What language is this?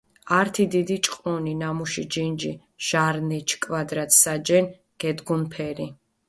Mingrelian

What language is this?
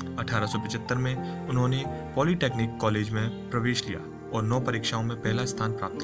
Hindi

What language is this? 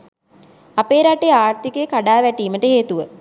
Sinhala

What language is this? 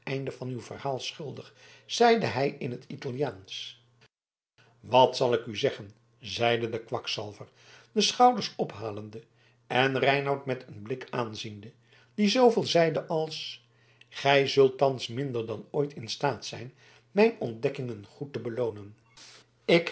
Dutch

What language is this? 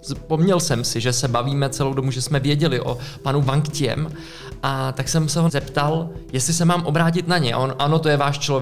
Czech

